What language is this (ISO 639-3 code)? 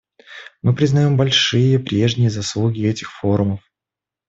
rus